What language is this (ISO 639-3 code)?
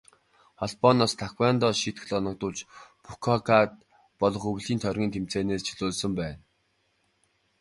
mon